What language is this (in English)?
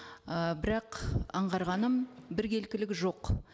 Kazakh